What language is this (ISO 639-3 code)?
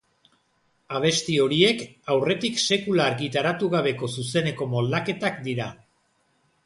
eus